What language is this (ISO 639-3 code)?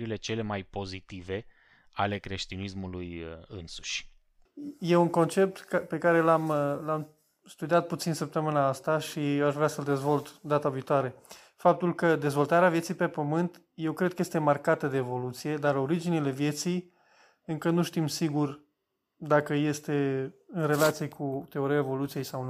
ron